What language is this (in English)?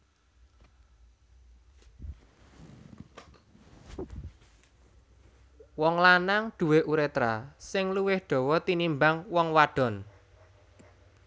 Javanese